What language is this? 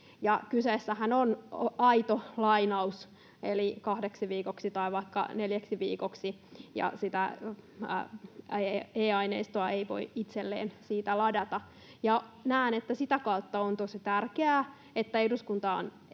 Finnish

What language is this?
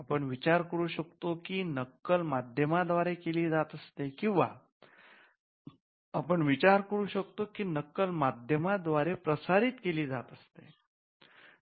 Marathi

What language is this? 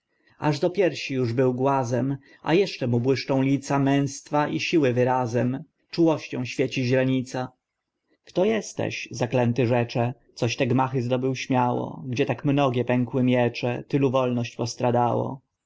Polish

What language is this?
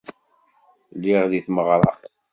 Kabyle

